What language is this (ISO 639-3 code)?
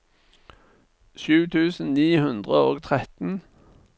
nor